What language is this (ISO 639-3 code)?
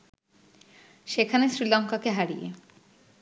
ben